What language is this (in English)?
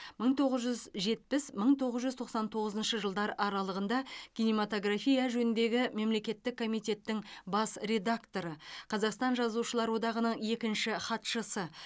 Kazakh